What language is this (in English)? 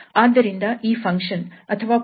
Kannada